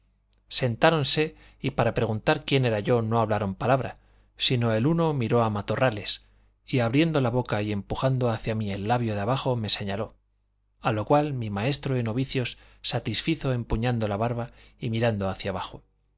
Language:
Spanish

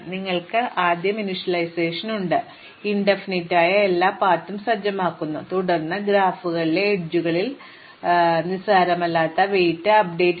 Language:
Malayalam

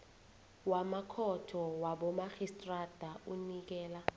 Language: South Ndebele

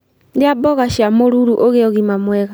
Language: Kikuyu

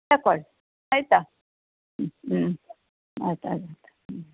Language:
Kannada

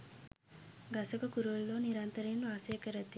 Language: Sinhala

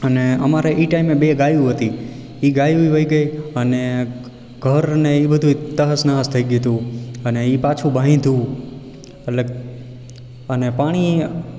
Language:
Gujarati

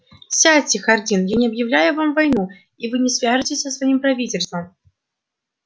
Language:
Russian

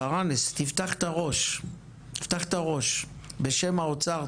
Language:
Hebrew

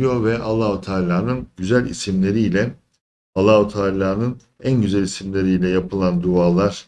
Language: Turkish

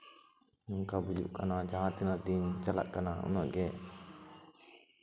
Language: Santali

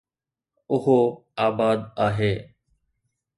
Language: Sindhi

